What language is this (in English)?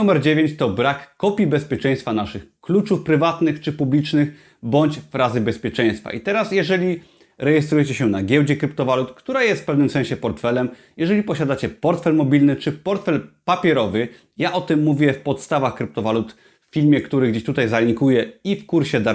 Polish